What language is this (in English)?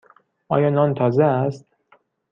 Persian